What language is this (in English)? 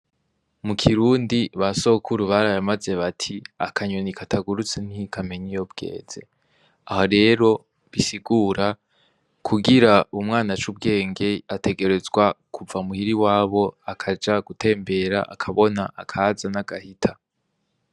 Rundi